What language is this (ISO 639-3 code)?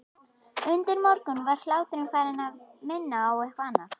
isl